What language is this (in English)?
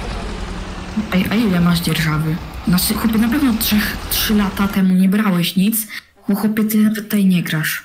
Polish